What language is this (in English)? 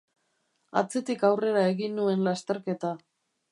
Basque